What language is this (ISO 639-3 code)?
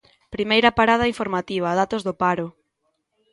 glg